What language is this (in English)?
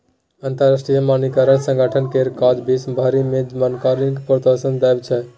Maithili